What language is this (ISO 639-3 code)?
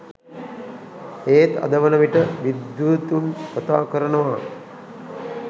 sin